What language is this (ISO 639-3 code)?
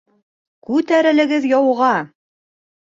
bak